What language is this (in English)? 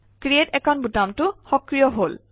Assamese